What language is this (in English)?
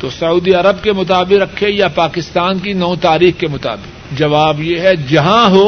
Urdu